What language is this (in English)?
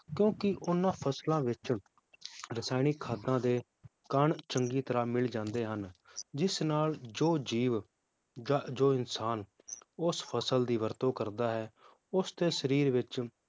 Punjabi